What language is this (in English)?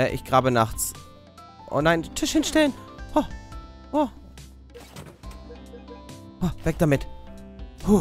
German